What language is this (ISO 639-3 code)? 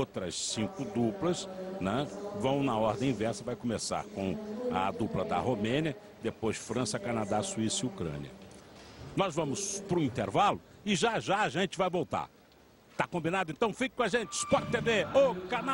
por